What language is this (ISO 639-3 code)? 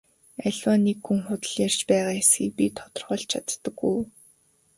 mon